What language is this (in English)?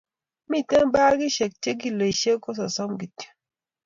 Kalenjin